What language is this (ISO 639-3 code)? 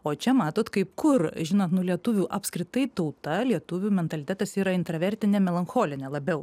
lit